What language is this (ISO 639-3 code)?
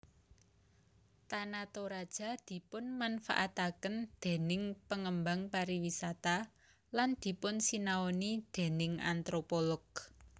jav